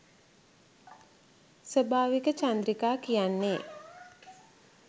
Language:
Sinhala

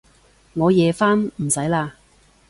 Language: Cantonese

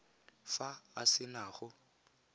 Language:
Tswana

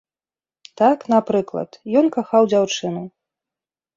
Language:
Belarusian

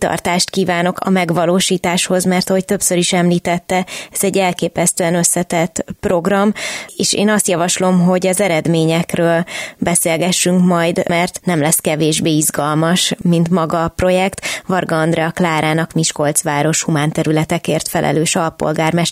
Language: Hungarian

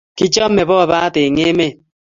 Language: Kalenjin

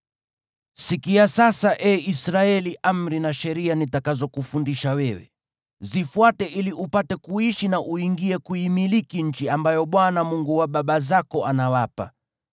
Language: Swahili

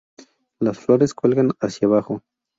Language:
Spanish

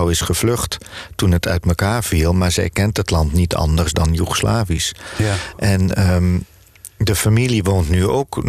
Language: Dutch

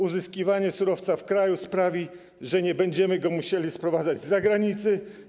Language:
Polish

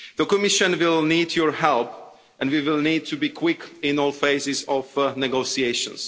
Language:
English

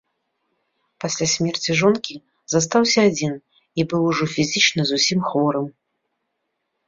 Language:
Belarusian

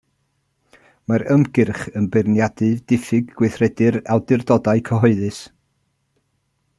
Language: Welsh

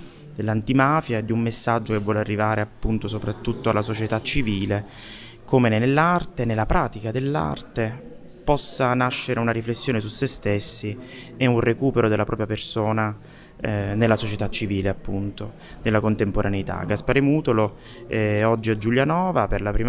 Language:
Italian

